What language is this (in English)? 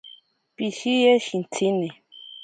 Ashéninka Perené